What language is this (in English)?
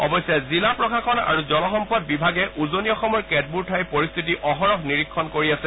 Assamese